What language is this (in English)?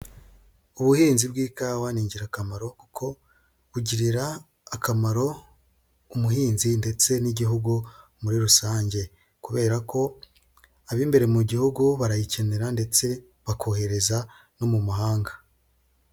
Kinyarwanda